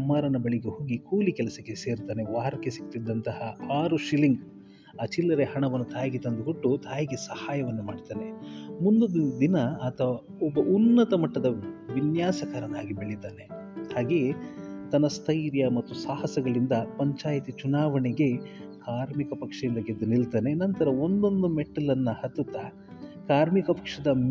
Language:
Kannada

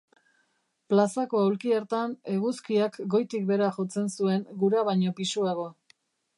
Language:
Basque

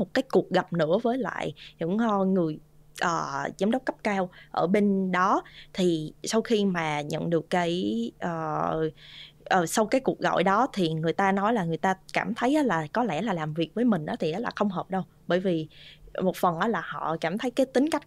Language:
Vietnamese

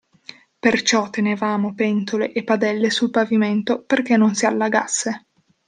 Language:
Italian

